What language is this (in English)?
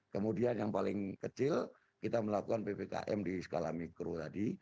Indonesian